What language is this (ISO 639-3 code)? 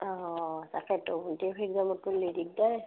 asm